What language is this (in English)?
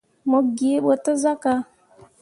Mundang